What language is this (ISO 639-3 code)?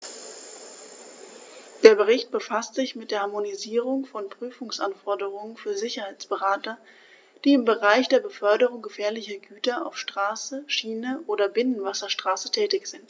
deu